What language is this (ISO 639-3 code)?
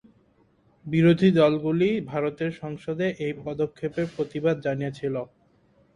ben